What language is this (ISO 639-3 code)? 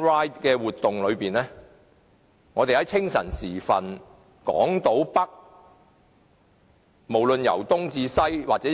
yue